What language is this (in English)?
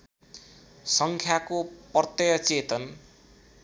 Nepali